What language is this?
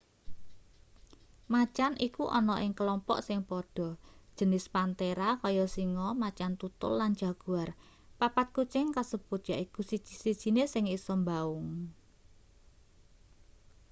Javanese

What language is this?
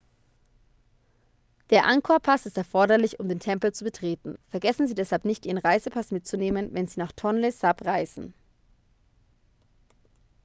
German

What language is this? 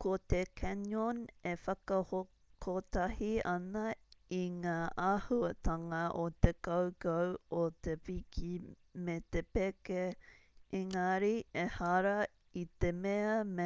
Māori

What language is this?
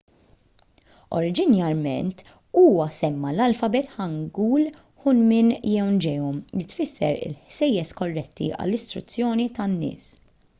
Maltese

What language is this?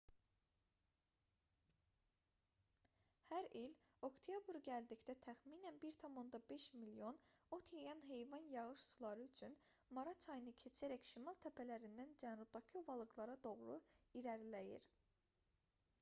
Azerbaijani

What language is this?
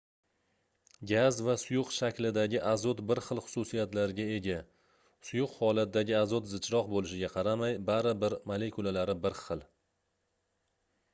Uzbek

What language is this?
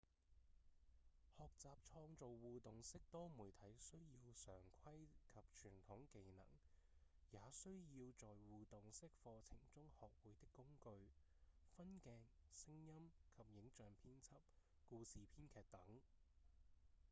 Cantonese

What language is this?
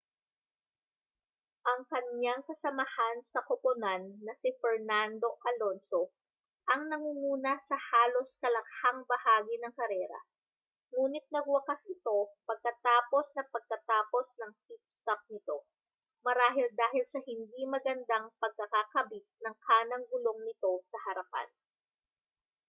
Filipino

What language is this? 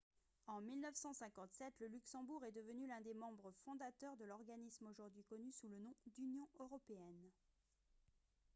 French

